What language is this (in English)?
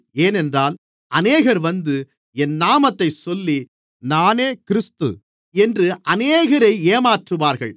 Tamil